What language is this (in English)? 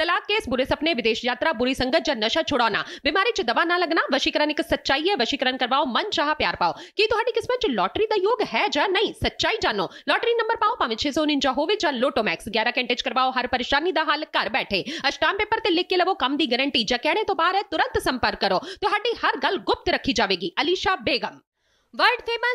Hindi